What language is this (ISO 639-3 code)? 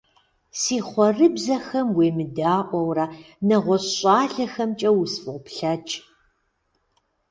kbd